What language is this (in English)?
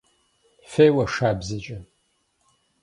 Kabardian